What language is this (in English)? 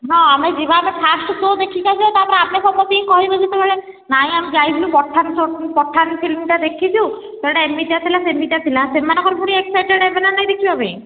Odia